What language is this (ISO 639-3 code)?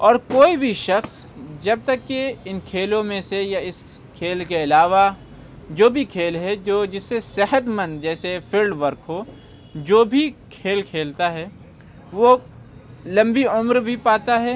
urd